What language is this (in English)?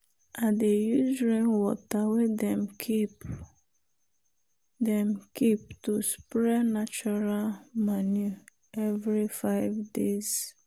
Nigerian Pidgin